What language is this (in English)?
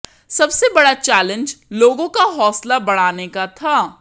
Hindi